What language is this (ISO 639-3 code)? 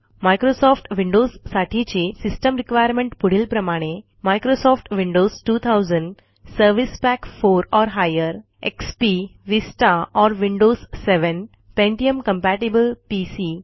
mar